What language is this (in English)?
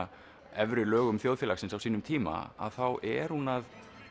Icelandic